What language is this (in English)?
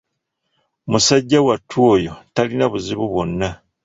Ganda